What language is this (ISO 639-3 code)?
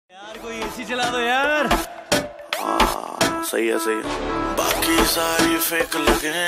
ron